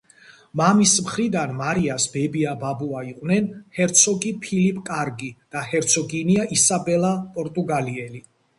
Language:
Georgian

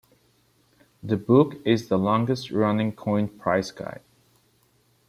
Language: English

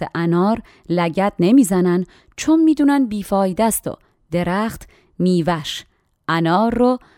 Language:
Persian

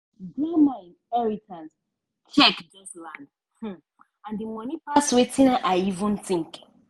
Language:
Nigerian Pidgin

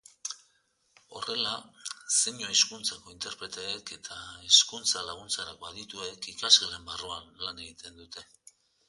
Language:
Basque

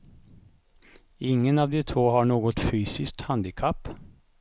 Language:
Swedish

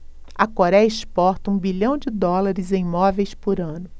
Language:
Portuguese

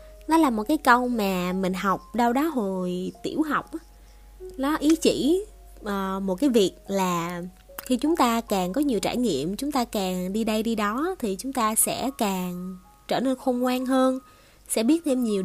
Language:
Vietnamese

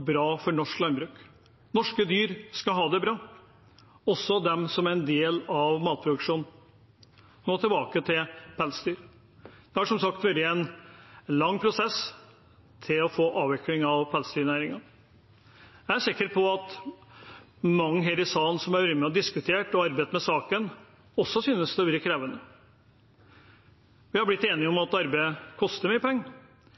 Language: Norwegian Bokmål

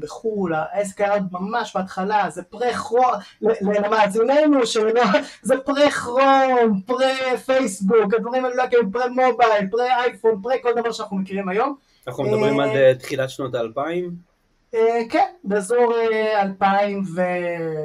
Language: Hebrew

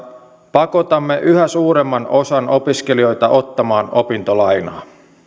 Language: Finnish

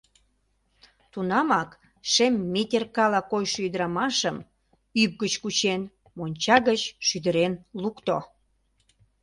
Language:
Mari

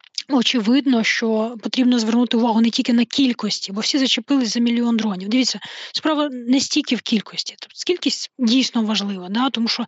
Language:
Ukrainian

